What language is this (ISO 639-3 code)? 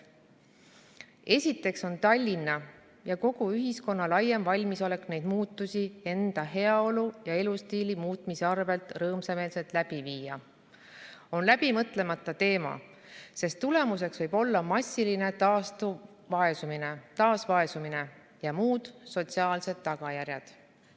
est